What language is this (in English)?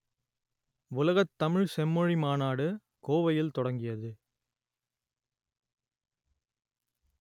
Tamil